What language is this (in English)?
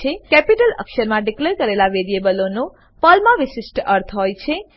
Gujarati